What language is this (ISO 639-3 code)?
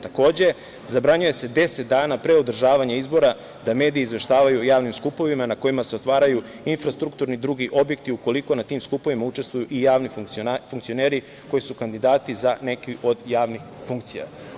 srp